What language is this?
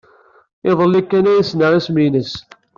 Kabyle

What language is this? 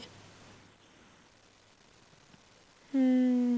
Punjabi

